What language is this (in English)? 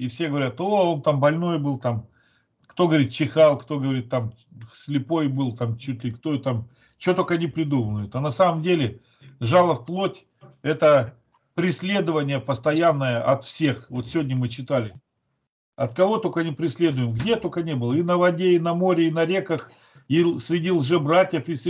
Russian